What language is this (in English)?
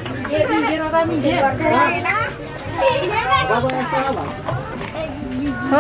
Indonesian